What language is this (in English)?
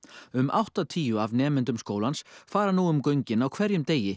Icelandic